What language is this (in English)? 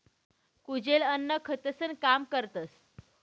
Marathi